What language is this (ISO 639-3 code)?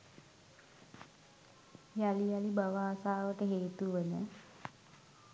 sin